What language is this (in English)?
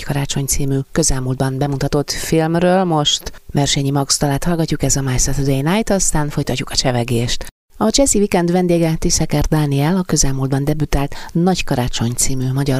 Hungarian